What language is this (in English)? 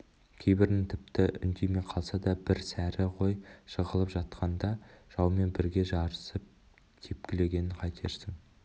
Kazakh